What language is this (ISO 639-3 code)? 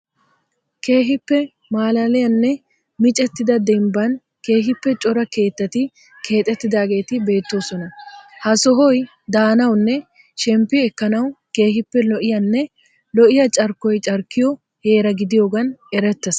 wal